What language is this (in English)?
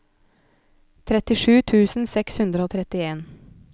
Norwegian